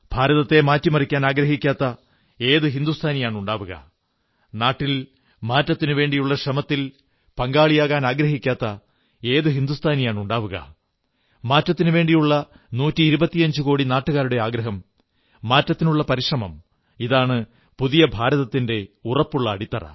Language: Malayalam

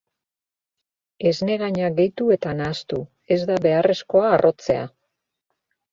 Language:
Basque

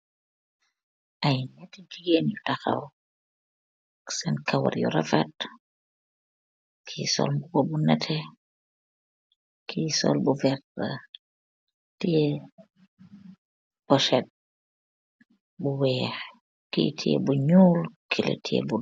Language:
Wolof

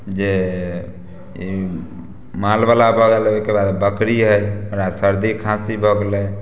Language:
Maithili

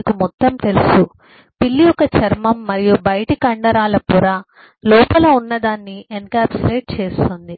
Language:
Telugu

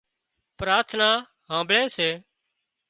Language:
Wadiyara Koli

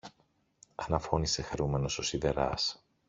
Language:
Greek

